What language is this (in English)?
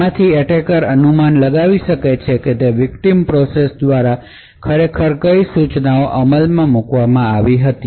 Gujarati